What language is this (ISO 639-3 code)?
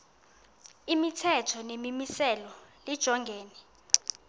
xho